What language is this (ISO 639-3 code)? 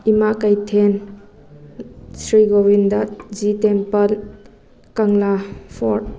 mni